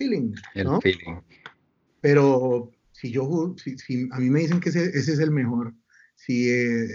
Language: Spanish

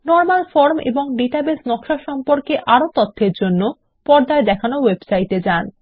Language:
Bangla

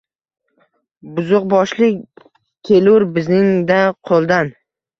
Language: Uzbek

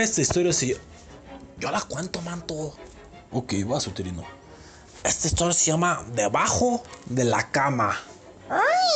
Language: Spanish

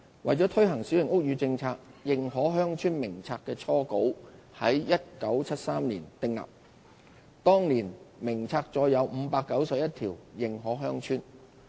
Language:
Cantonese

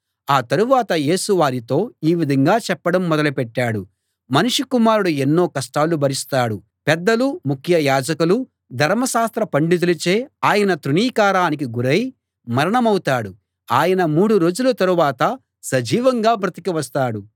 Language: Telugu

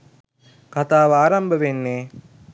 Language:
Sinhala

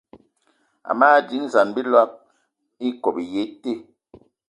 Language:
Eton (Cameroon)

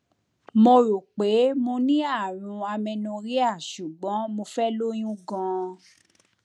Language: Yoruba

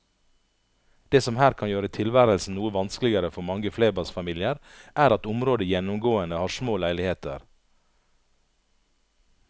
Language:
Norwegian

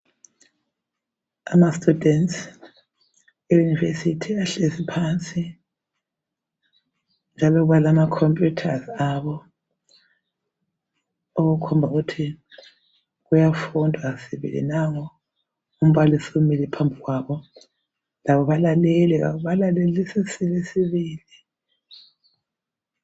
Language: North Ndebele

